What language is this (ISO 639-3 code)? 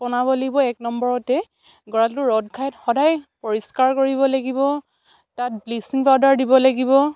asm